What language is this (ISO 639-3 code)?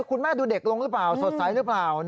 tha